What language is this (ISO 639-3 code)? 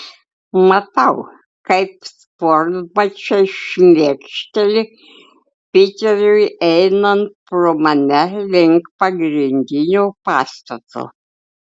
lit